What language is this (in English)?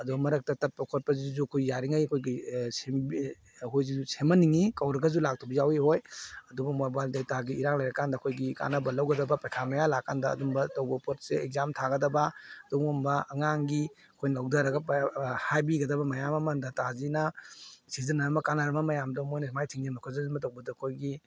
Manipuri